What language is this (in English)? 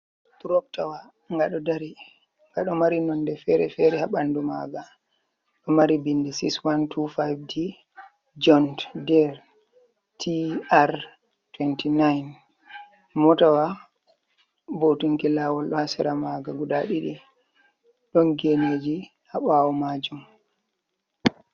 Fula